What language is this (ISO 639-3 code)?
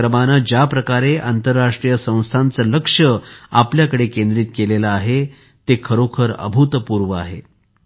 mar